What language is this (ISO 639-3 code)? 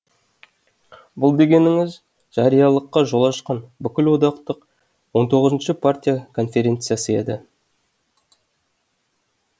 kaz